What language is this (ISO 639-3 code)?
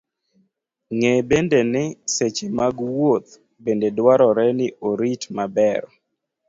luo